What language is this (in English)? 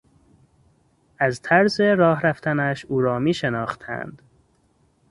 Persian